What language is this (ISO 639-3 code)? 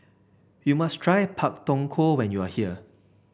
eng